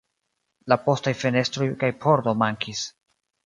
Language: Esperanto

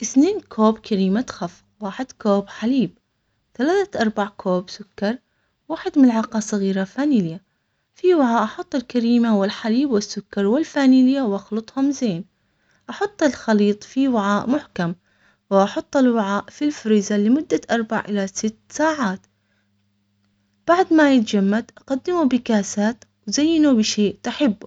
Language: Omani Arabic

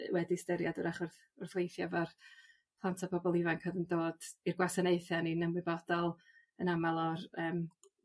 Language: Welsh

